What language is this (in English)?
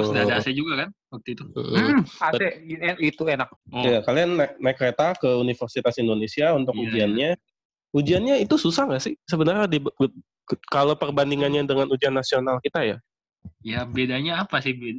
Indonesian